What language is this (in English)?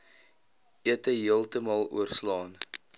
Afrikaans